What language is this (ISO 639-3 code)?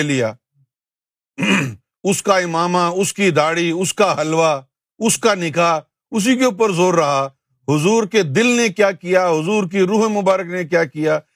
urd